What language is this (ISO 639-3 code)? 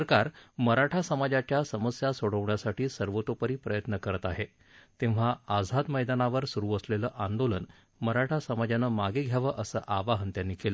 mar